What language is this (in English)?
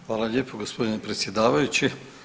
Croatian